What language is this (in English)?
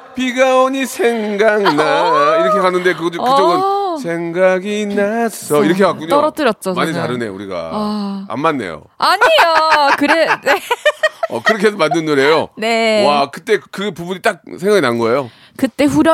Korean